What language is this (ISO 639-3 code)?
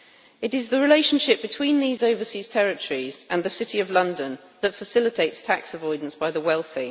eng